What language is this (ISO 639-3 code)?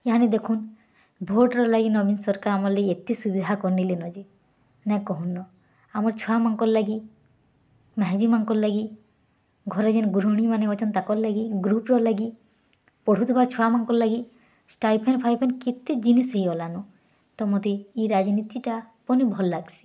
ori